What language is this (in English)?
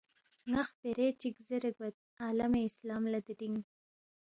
Balti